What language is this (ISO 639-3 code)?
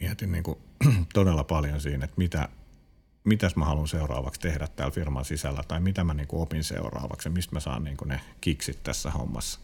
fin